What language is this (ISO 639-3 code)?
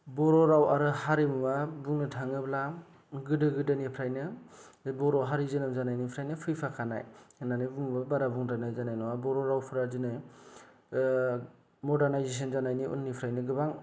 brx